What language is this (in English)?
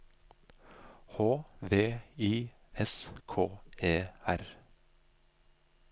Norwegian